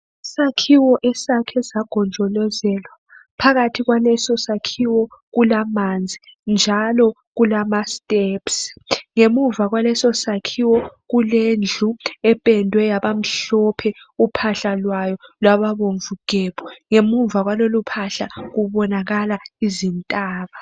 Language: North Ndebele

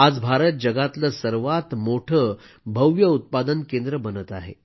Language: Marathi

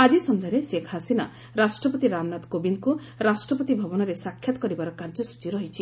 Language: Odia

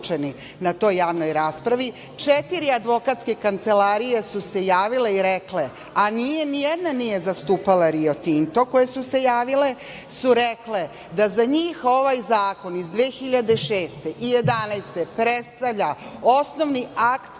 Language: Serbian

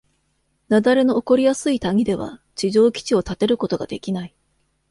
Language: Japanese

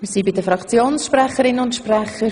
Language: Swiss German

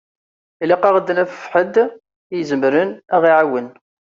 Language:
Kabyle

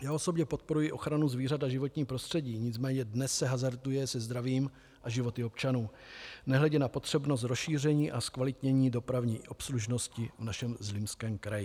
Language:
Czech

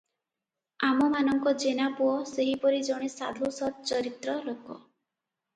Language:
Odia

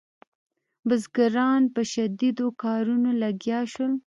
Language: Pashto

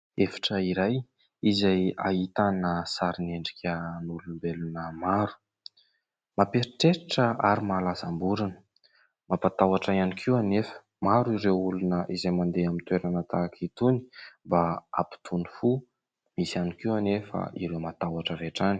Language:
Malagasy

